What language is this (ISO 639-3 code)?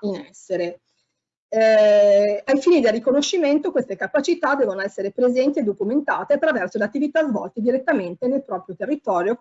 ita